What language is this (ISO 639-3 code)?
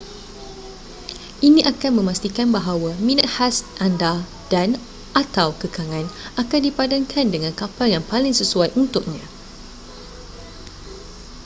msa